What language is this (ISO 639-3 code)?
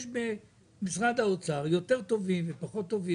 heb